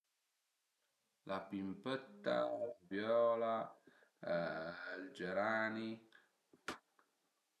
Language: Piedmontese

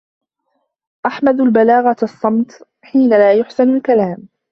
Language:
Arabic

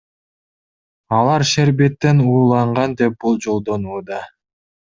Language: Kyrgyz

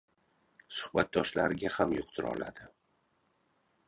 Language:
Uzbek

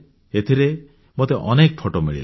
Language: Odia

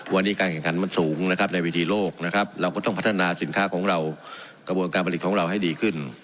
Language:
Thai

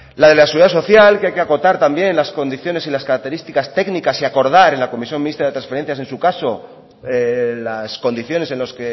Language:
Spanish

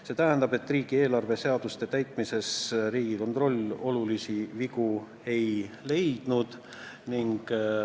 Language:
Estonian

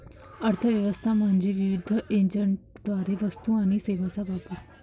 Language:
Marathi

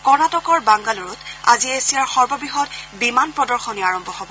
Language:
Assamese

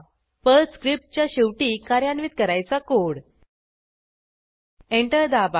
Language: Marathi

